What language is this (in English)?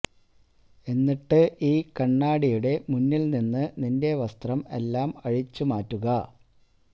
Malayalam